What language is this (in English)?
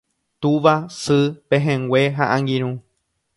Guarani